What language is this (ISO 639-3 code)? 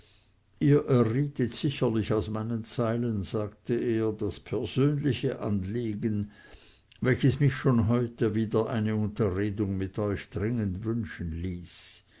deu